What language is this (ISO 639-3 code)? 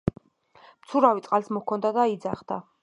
kat